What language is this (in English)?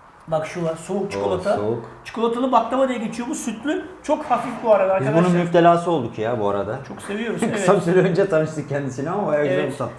Turkish